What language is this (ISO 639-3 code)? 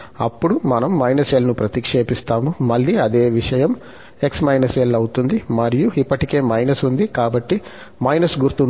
tel